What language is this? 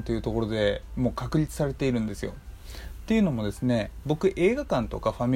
Japanese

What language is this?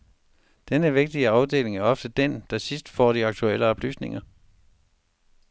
Danish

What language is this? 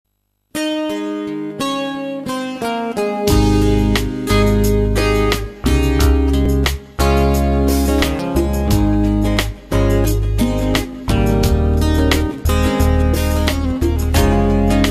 Romanian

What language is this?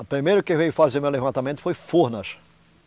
Portuguese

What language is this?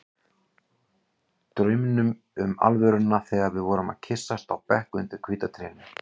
Icelandic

